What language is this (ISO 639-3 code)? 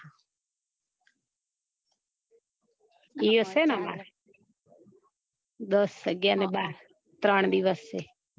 guj